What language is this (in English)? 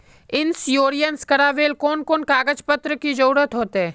Magahi